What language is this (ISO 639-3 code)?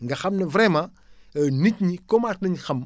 wol